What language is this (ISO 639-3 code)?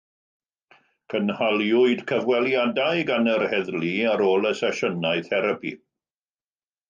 cym